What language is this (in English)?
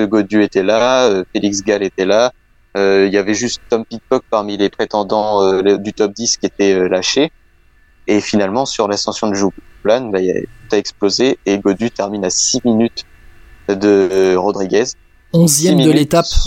French